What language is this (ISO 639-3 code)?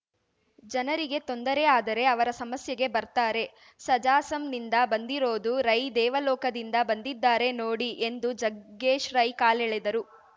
kan